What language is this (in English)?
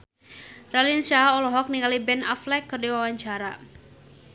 Sundanese